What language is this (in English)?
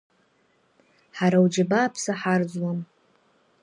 Abkhazian